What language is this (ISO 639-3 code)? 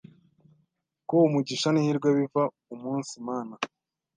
kin